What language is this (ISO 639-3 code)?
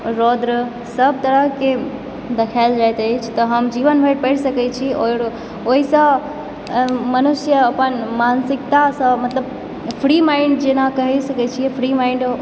mai